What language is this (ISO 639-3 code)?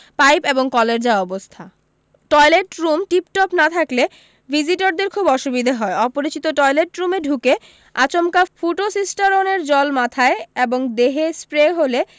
ben